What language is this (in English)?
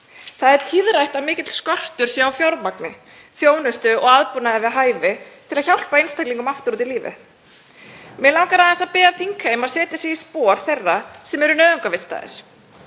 Icelandic